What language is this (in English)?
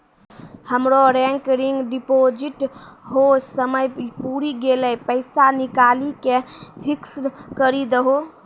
Maithili